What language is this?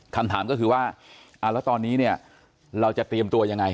Thai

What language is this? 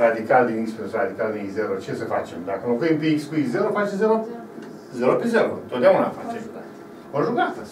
Romanian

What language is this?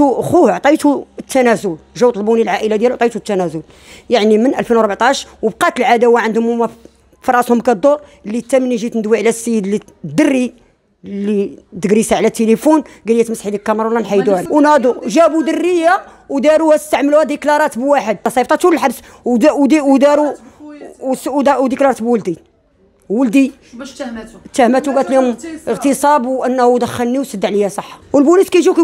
Arabic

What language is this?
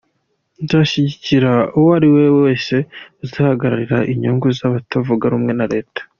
Kinyarwanda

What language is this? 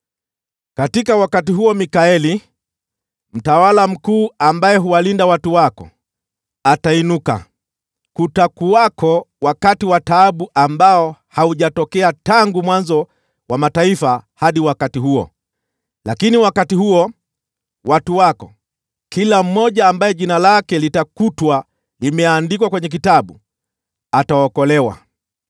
Swahili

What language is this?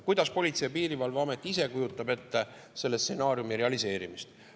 Estonian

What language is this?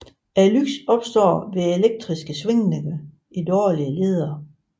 Danish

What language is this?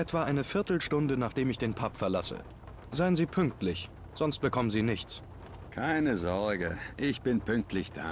German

